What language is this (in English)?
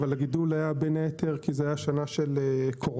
Hebrew